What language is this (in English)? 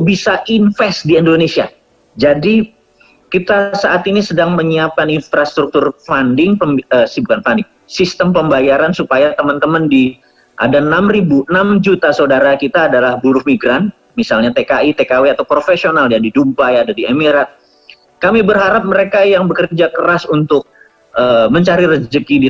Indonesian